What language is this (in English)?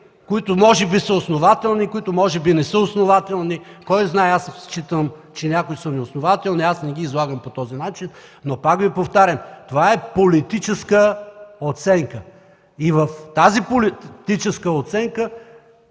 Bulgarian